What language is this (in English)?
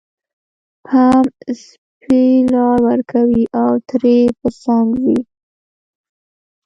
Pashto